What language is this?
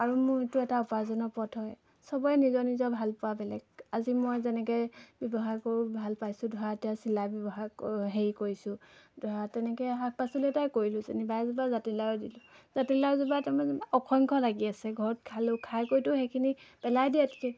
Assamese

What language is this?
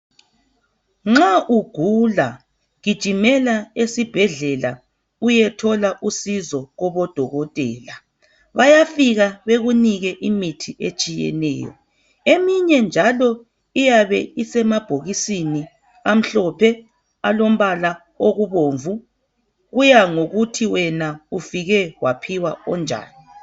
North Ndebele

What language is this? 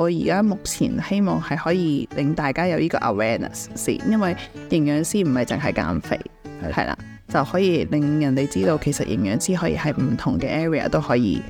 Chinese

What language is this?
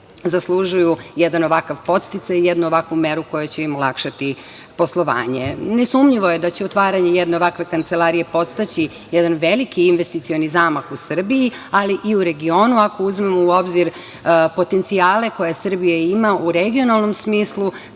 Serbian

